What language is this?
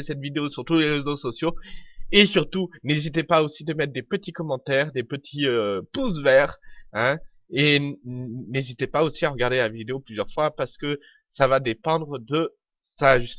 French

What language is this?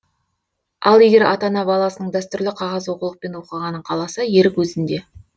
Kazakh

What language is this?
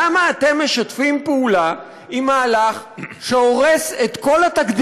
Hebrew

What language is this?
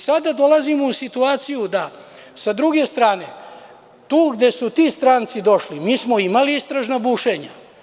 Serbian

